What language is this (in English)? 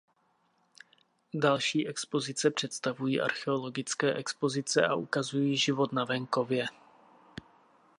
Czech